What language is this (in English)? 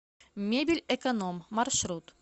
Russian